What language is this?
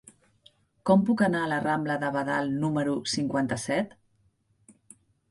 Catalan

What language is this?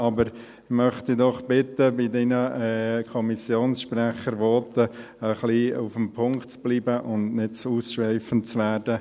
Swiss German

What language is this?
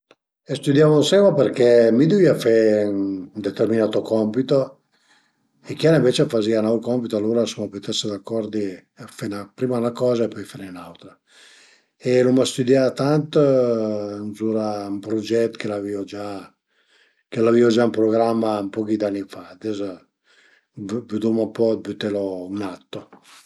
Piedmontese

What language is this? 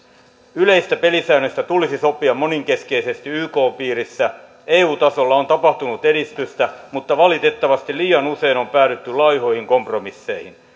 Finnish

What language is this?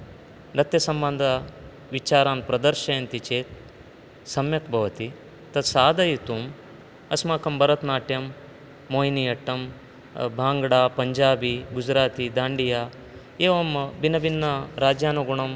Sanskrit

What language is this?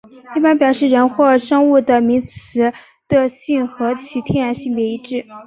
Chinese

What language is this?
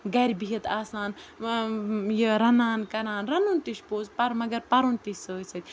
Kashmiri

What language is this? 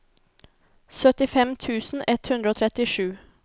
Norwegian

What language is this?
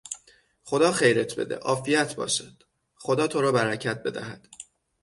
Persian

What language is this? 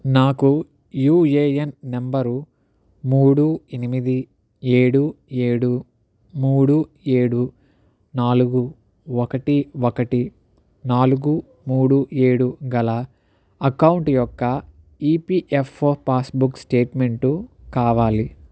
Telugu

